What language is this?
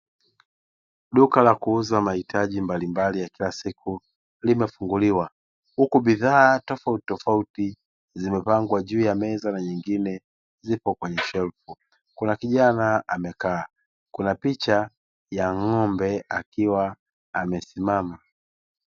Swahili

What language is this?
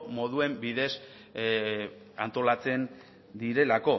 Basque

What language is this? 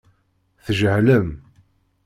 Kabyle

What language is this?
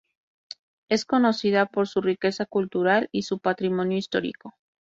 Spanish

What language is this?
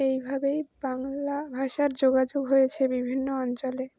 Bangla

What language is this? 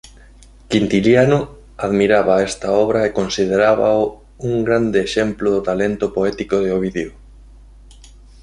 Galician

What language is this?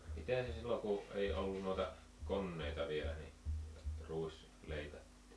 Finnish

